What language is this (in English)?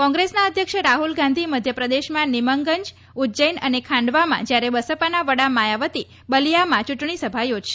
Gujarati